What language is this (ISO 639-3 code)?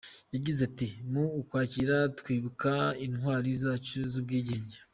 kin